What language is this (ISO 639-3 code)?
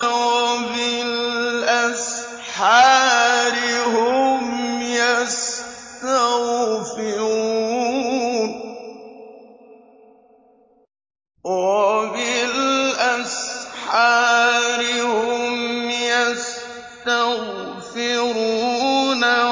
ara